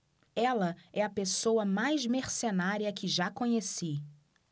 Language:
Portuguese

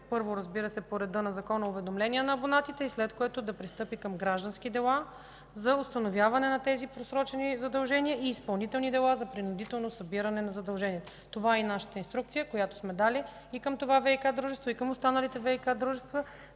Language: Bulgarian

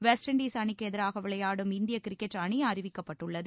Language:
Tamil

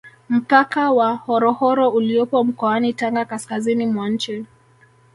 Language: Swahili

